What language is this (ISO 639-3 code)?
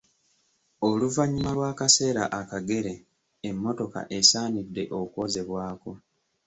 lug